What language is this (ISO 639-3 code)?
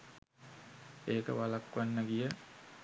sin